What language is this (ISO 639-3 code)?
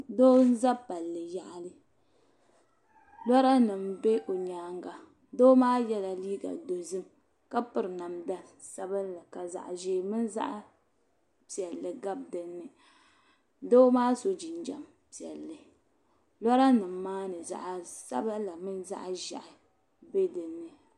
dag